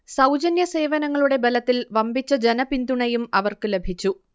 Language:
Malayalam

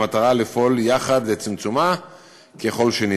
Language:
Hebrew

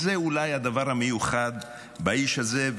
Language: Hebrew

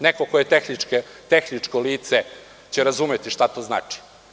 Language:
Serbian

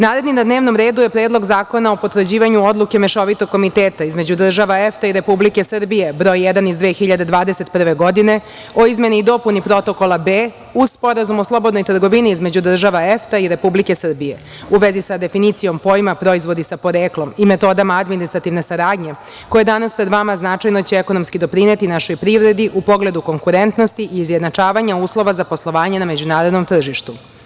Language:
Serbian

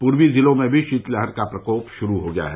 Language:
Hindi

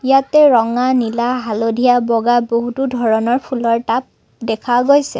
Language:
Assamese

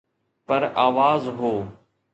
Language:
Sindhi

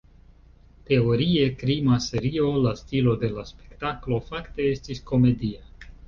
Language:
Esperanto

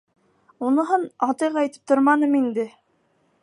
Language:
Bashkir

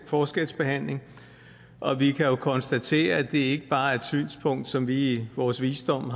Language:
Danish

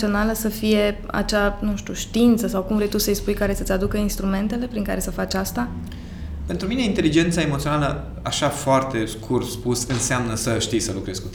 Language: Romanian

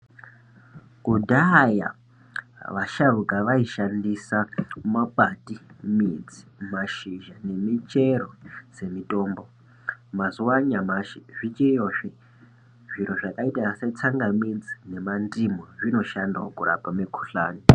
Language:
Ndau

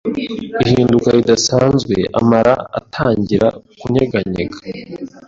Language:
Kinyarwanda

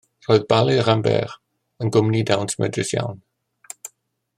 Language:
Welsh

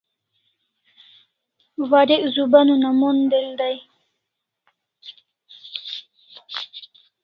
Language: Kalasha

